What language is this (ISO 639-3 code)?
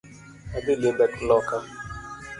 luo